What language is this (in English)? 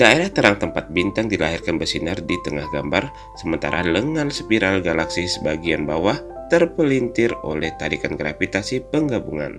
Indonesian